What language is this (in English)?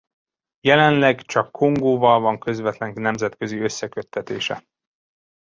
Hungarian